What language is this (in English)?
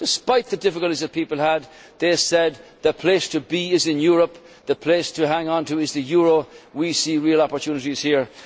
English